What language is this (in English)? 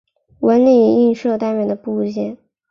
Chinese